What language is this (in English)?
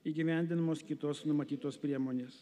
Lithuanian